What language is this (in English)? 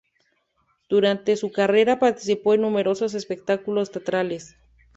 Spanish